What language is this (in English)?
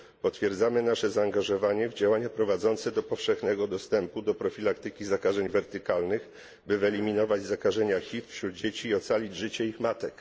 Polish